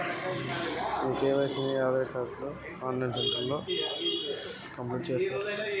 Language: Telugu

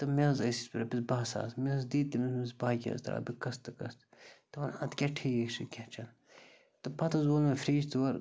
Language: Kashmiri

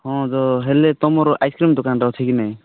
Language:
Odia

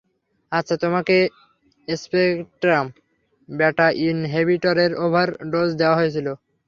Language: Bangla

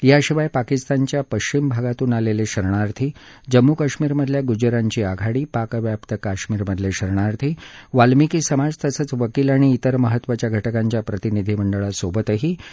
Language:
Marathi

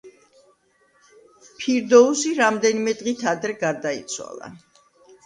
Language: Georgian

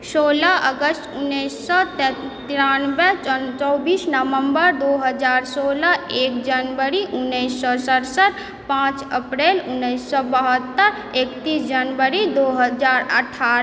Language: Maithili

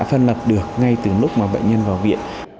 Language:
Vietnamese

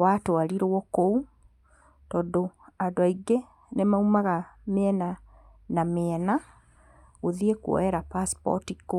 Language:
Kikuyu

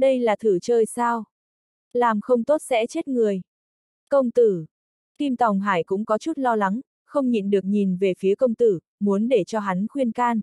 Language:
Vietnamese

